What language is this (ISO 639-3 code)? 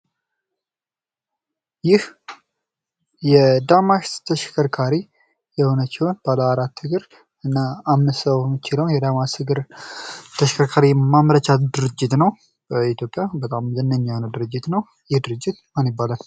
amh